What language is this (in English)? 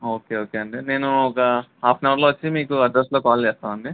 Telugu